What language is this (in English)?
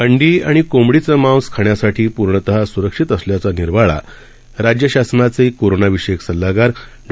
Marathi